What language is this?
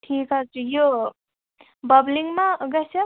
Kashmiri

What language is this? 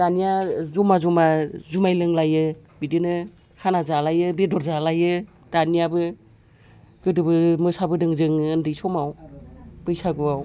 Bodo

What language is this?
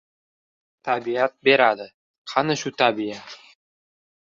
Uzbek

